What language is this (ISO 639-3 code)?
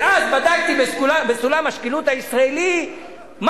heb